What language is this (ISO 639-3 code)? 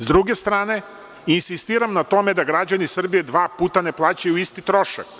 srp